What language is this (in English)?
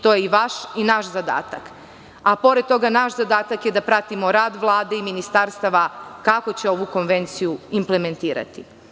Serbian